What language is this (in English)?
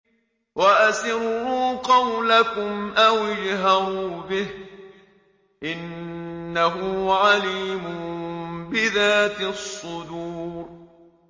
Arabic